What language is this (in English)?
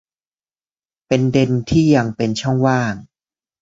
Thai